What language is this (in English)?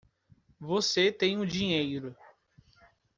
Portuguese